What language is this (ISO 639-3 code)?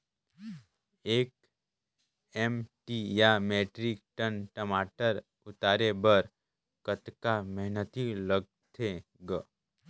hne